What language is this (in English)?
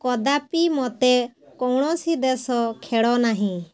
Odia